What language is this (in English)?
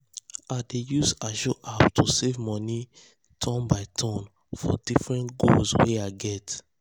Nigerian Pidgin